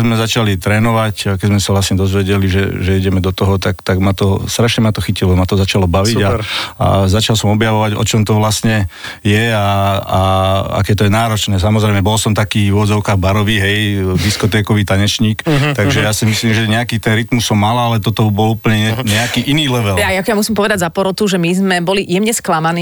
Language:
Slovak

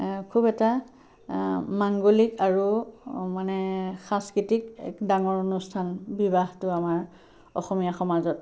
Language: Assamese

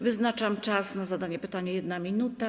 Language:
Polish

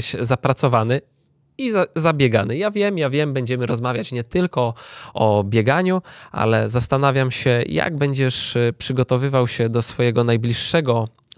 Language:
Polish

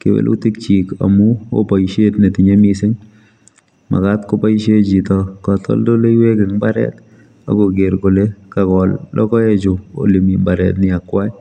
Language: Kalenjin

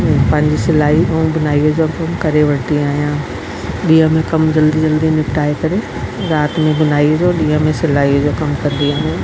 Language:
Sindhi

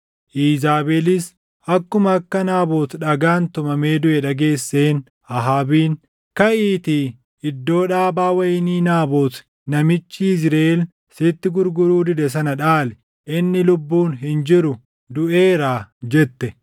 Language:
Oromo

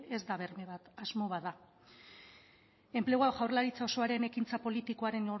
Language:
Basque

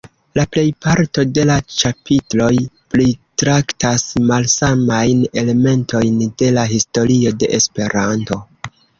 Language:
Esperanto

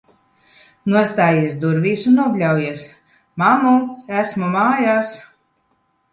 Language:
Latvian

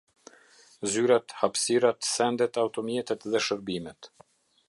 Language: Albanian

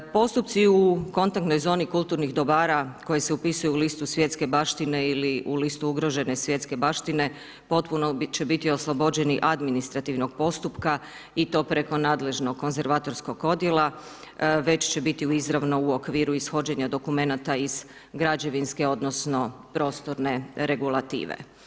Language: Croatian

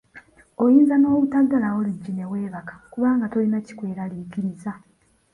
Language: Ganda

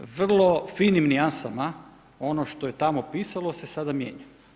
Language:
Croatian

